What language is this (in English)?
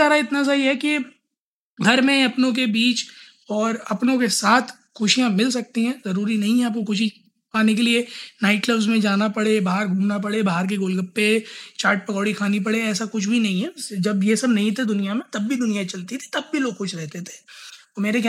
Hindi